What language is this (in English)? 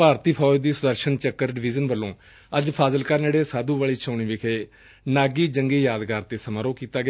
Punjabi